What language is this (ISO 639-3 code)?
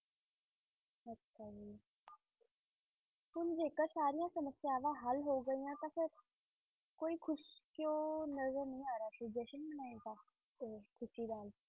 pan